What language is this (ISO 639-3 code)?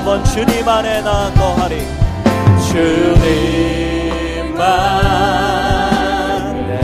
kor